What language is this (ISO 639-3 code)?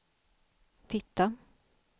swe